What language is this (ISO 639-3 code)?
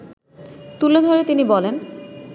ben